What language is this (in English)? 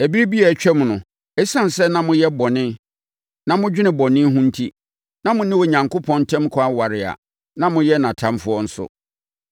Akan